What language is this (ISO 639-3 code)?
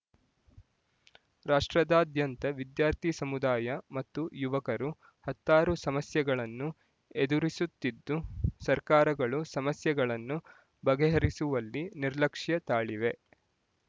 kan